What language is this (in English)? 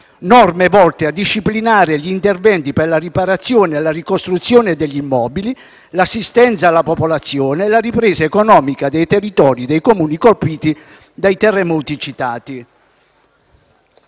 Italian